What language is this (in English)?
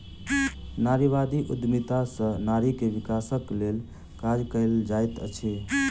Maithili